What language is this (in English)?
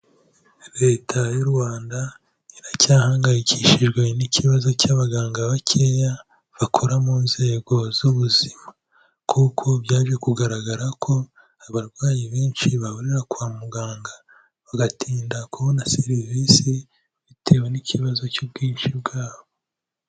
Kinyarwanda